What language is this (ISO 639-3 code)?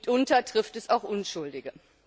deu